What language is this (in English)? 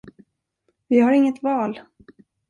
Swedish